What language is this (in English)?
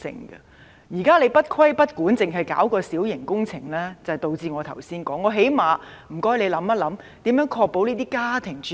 Cantonese